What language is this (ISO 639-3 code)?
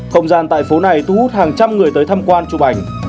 vie